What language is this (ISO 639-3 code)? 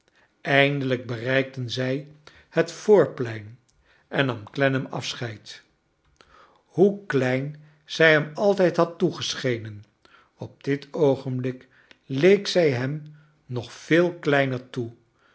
nld